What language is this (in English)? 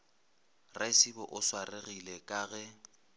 Northern Sotho